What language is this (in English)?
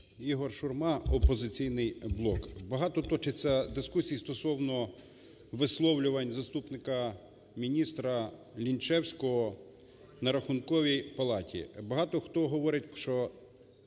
Ukrainian